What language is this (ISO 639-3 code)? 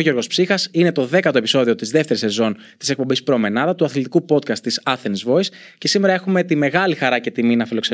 ell